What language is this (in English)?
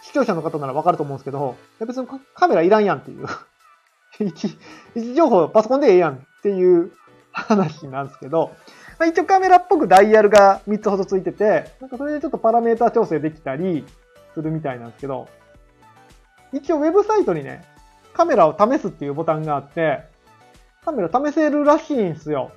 Japanese